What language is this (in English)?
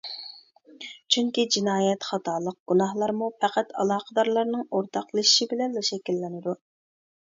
Uyghur